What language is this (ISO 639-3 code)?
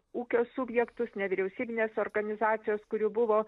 lit